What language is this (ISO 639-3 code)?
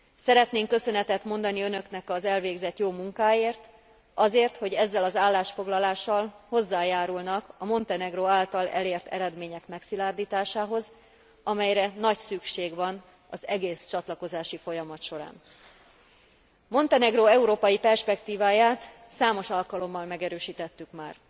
hun